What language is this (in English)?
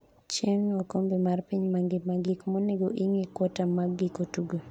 Luo (Kenya and Tanzania)